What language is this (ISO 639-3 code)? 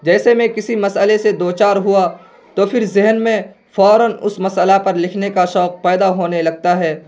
urd